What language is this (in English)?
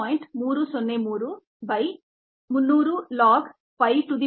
Kannada